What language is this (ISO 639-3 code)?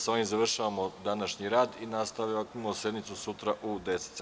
srp